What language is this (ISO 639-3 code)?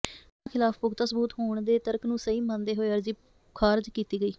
pan